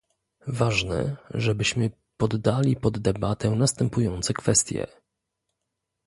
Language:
Polish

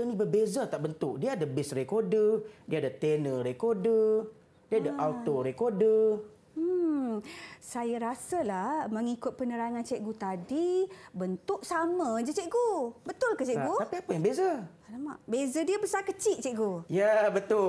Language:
Malay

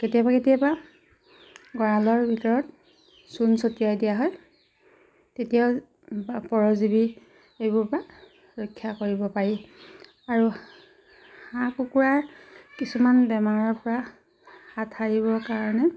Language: Assamese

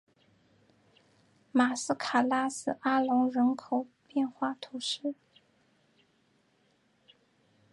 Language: Chinese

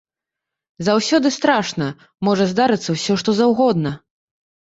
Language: Belarusian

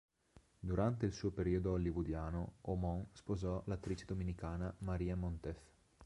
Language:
Italian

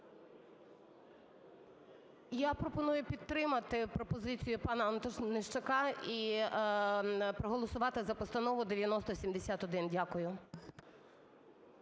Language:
Ukrainian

